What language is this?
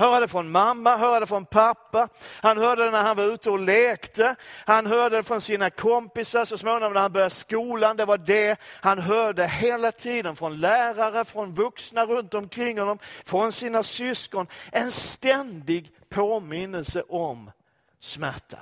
Swedish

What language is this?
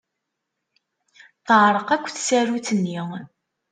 Kabyle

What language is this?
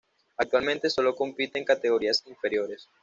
Spanish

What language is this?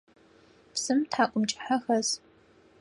Adyghe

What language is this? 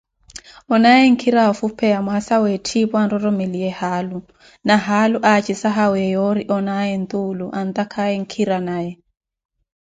Koti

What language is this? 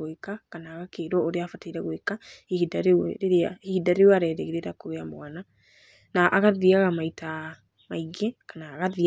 Kikuyu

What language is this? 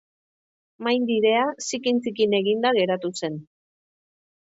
Basque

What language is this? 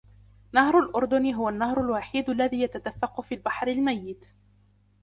Arabic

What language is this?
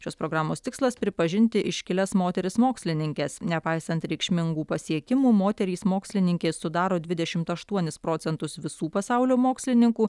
Lithuanian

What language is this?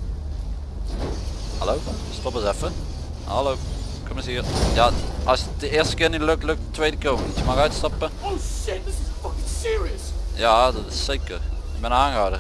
Dutch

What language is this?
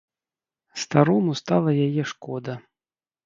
Belarusian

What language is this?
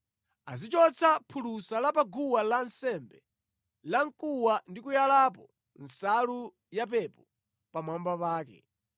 Nyanja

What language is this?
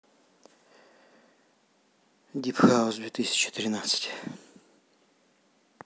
Russian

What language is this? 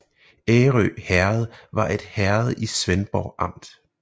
Danish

